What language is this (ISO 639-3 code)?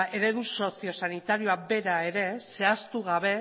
eus